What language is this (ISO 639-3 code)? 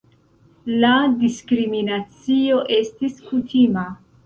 epo